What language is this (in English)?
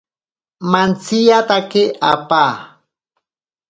Ashéninka Perené